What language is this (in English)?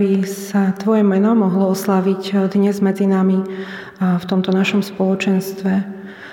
Slovak